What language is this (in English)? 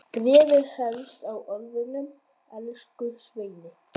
Icelandic